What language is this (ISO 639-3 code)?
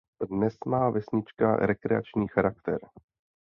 ces